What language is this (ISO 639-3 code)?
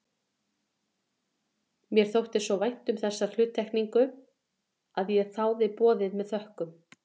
isl